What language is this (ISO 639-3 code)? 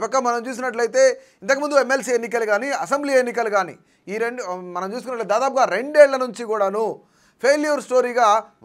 tel